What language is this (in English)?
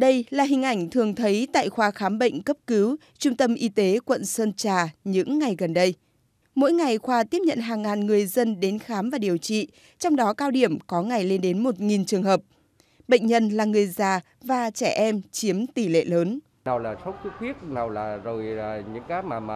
Vietnamese